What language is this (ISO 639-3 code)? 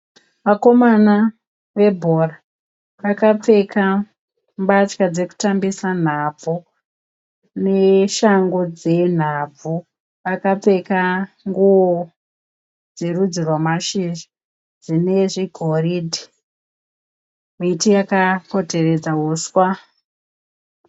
sna